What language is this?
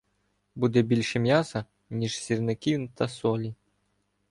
Ukrainian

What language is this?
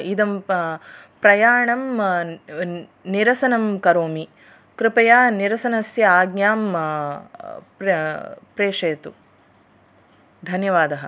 Sanskrit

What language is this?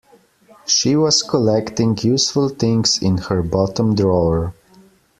English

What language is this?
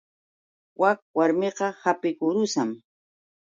Yauyos Quechua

